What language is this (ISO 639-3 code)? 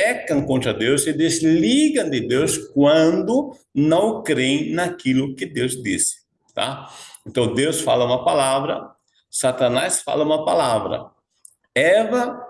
por